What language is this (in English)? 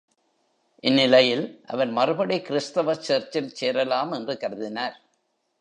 Tamil